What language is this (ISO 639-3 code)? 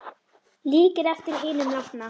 isl